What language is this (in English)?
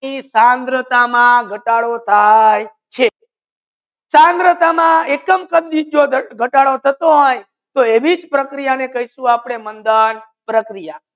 Gujarati